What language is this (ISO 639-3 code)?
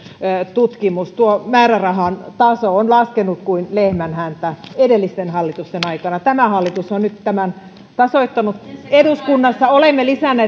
fin